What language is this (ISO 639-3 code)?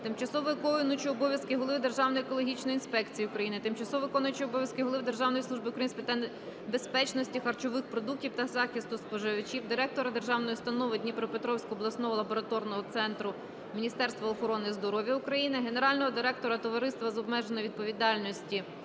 ukr